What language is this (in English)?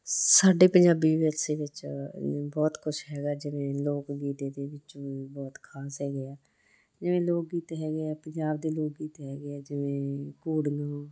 Punjabi